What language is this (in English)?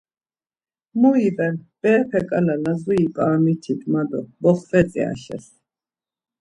Laz